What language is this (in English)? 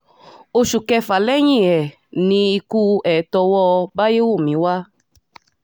Yoruba